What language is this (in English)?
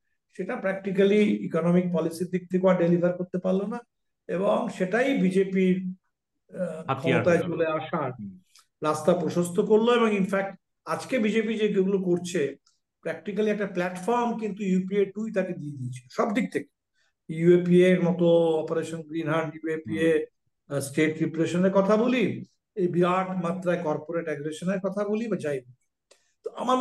Bangla